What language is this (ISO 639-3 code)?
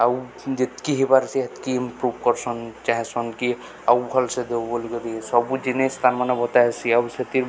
ori